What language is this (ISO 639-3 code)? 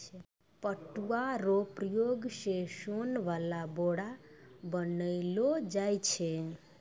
mai